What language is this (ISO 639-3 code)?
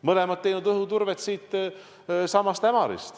est